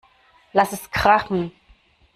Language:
German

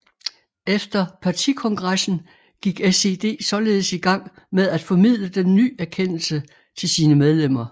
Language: Danish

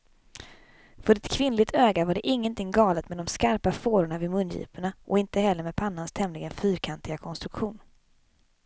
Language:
Swedish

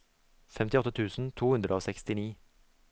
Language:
Norwegian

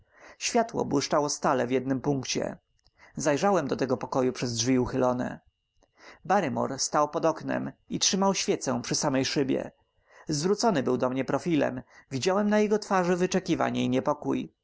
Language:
Polish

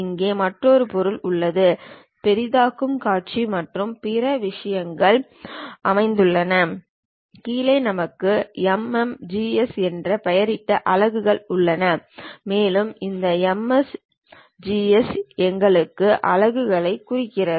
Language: Tamil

